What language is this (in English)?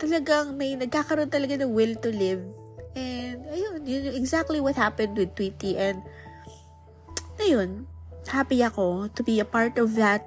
Filipino